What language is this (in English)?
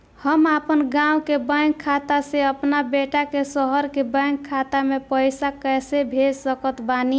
Bhojpuri